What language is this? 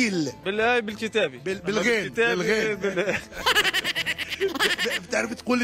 Arabic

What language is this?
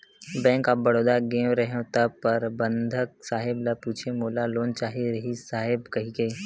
Chhattisgarhi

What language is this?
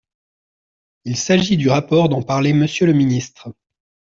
French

